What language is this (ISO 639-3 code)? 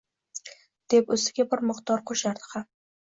uzb